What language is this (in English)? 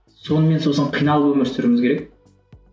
Kazakh